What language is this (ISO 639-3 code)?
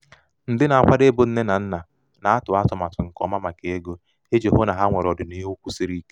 ibo